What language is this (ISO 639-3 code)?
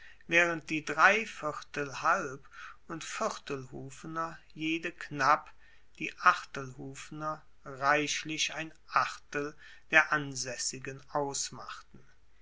deu